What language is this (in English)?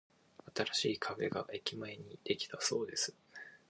Japanese